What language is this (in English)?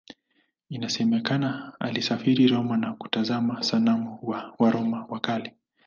Swahili